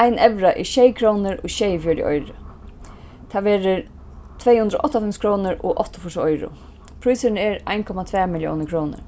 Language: Faroese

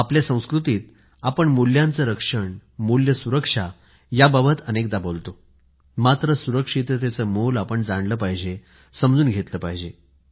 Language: Marathi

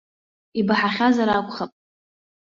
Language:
Abkhazian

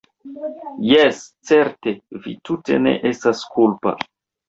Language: Esperanto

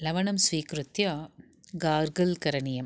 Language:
Sanskrit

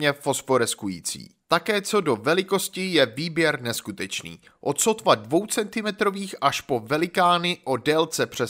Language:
Czech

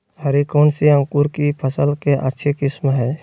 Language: Magahi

